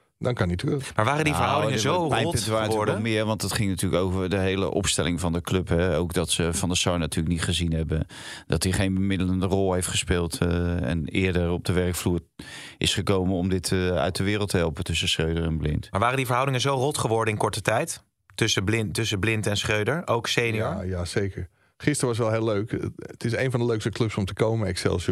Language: Dutch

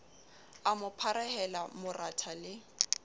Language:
Southern Sotho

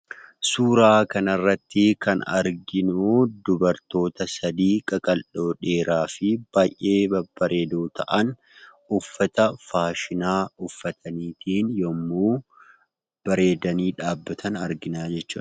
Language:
Oromo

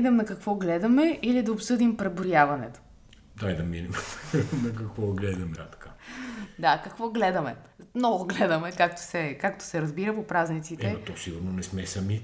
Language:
Bulgarian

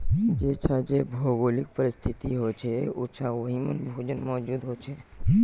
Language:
Magahi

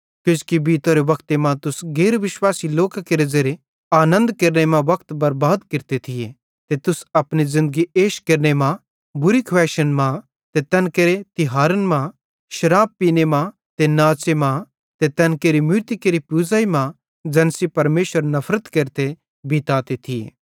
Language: Bhadrawahi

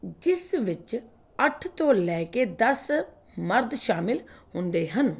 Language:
Punjabi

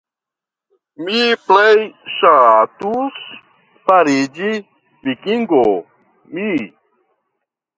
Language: Esperanto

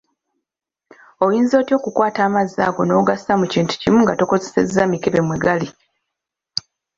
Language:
Ganda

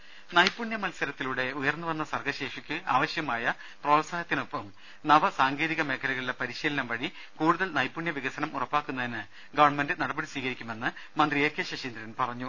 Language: Malayalam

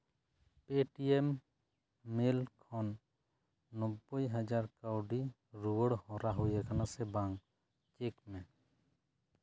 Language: Santali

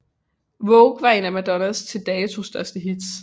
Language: Danish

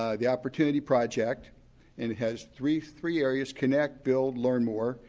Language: English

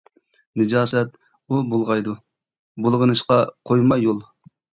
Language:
Uyghur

